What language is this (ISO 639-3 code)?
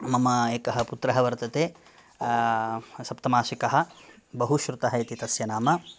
san